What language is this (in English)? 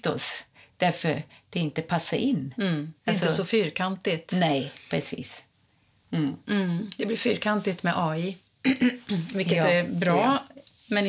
Swedish